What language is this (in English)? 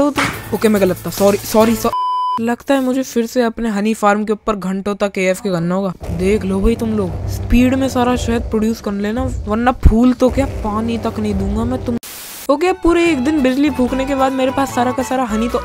Hindi